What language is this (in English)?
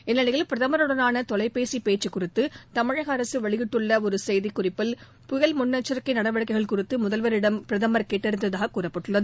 Tamil